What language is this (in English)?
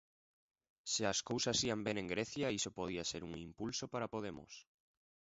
Galician